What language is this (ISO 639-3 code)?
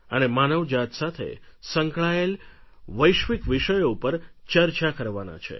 guj